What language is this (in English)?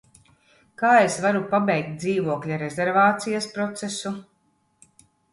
Latvian